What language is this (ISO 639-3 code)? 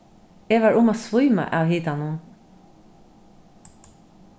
fao